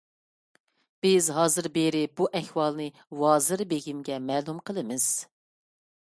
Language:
Uyghur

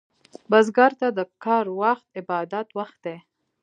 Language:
Pashto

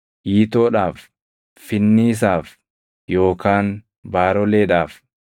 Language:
Oromo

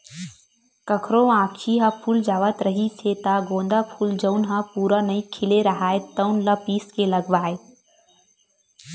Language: Chhattisgarhi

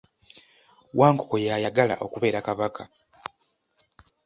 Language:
Ganda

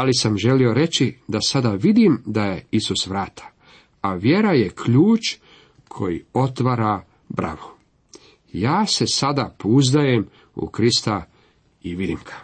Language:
Croatian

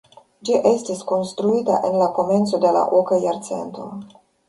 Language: Esperanto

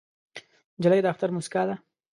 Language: Pashto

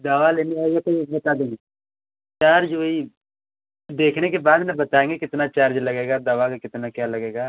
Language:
Hindi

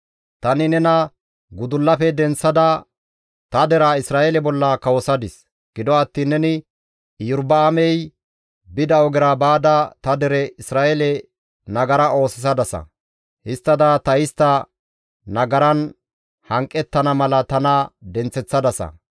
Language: Gamo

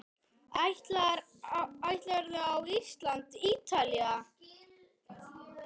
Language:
Icelandic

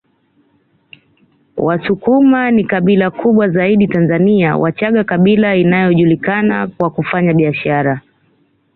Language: Swahili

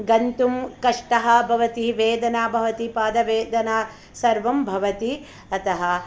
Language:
Sanskrit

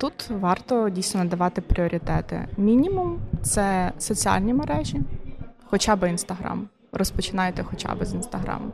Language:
Ukrainian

